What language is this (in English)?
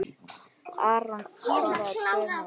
Icelandic